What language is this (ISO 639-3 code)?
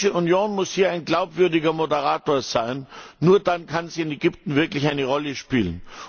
deu